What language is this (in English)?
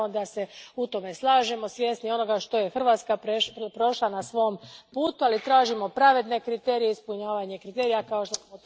Croatian